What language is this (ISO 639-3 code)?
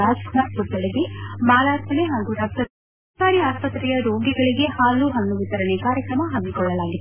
kan